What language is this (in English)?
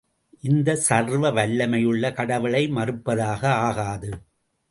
Tamil